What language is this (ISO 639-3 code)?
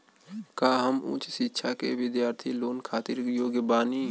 bho